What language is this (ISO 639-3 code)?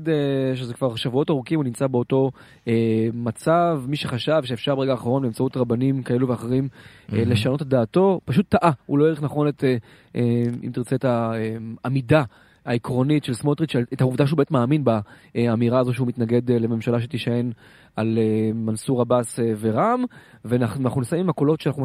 heb